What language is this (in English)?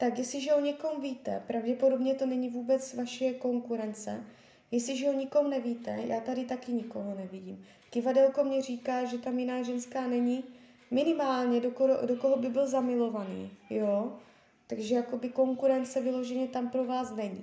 Czech